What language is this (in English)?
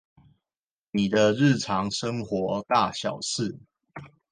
Chinese